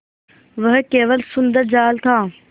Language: Hindi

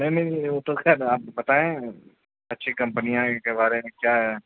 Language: Urdu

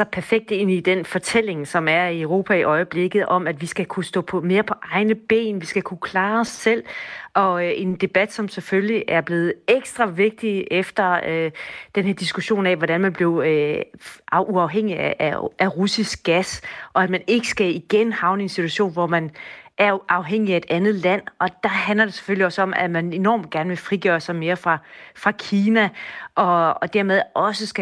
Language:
Danish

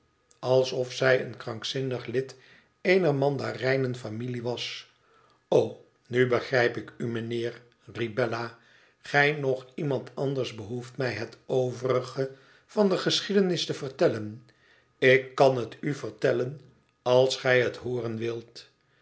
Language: Dutch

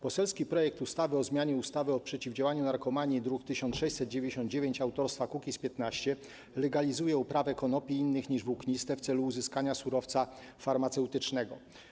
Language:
Polish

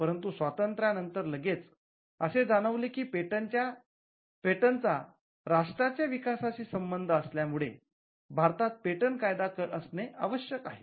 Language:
Marathi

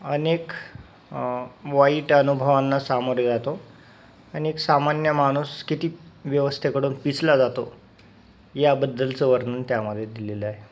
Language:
Marathi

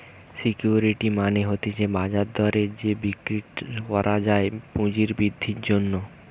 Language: Bangla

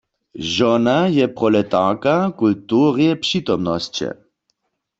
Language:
Upper Sorbian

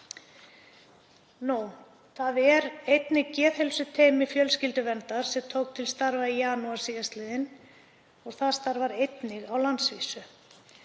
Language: Icelandic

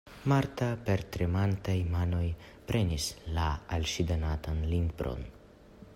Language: Esperanto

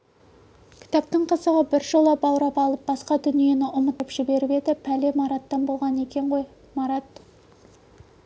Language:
Kazakh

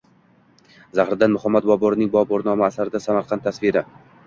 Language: Uzbek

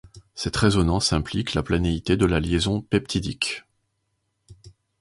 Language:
French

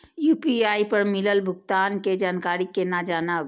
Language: Maithili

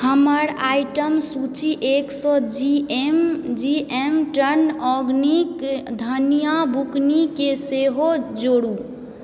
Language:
Maithili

